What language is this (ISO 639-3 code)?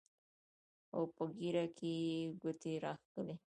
pus